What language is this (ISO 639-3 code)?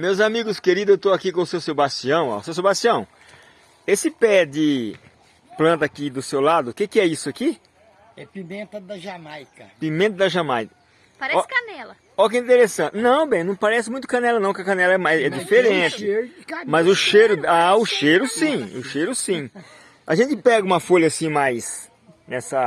por